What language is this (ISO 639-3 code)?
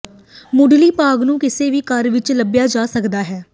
pan